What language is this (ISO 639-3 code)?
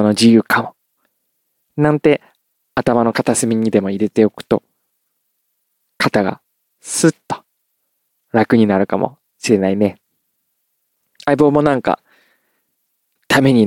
jpn